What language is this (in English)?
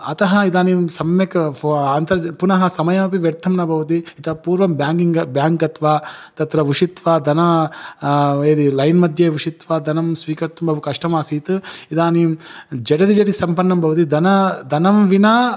Sanskrit